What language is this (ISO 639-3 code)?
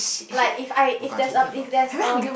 eng